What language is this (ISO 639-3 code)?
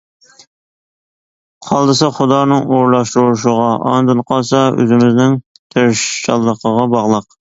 uig